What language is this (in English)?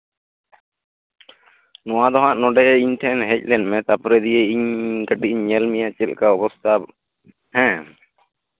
Santali